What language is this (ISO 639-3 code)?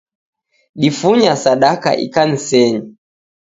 dav